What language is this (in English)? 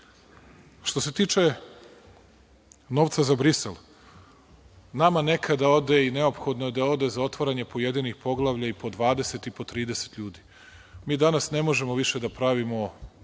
Serbian